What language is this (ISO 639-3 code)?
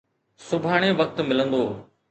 snd